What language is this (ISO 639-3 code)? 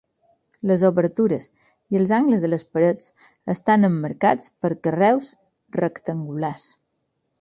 cat